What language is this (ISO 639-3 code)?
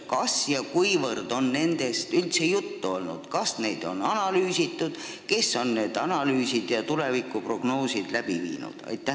est